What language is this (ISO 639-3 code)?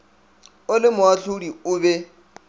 nso